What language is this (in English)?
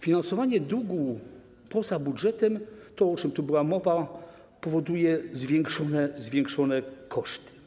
Polish